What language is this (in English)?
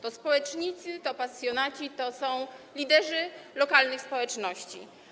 Polish